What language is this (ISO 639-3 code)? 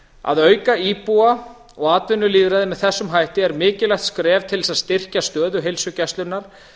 isl